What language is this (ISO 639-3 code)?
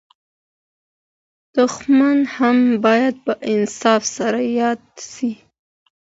pus